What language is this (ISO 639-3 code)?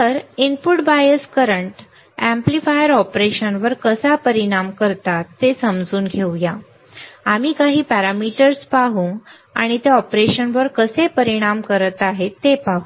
mar